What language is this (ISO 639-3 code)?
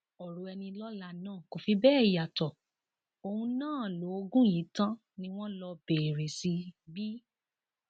yor